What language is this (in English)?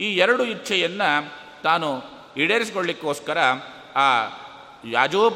Kannada